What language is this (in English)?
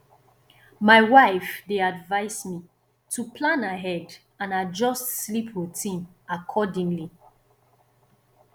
Nigerian Pidgin